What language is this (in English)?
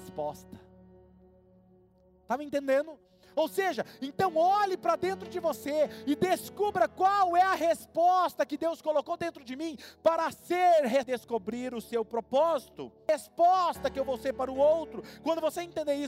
Portuguese